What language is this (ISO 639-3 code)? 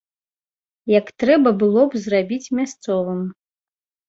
bel